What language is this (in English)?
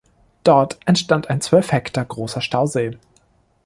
German